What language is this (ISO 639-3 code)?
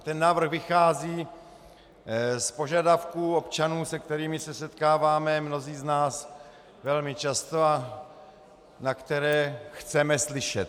ces